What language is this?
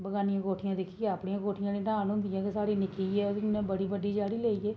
Dogri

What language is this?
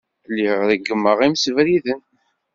Kabyle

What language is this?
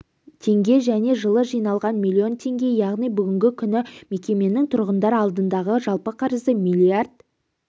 Kazakh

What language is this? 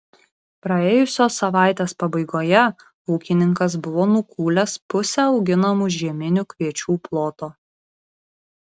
Lithuanian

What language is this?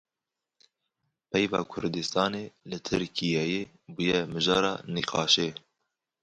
Kurdish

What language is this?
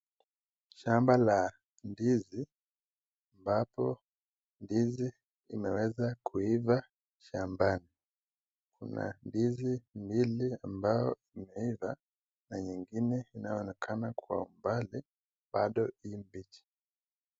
Swahili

